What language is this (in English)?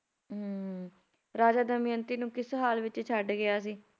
Punjabi